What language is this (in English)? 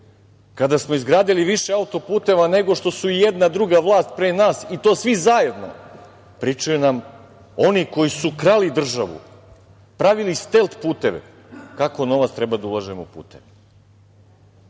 Serbian